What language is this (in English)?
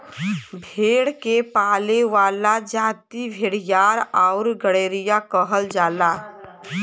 Bhojpuri